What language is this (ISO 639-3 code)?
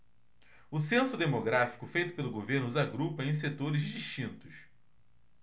por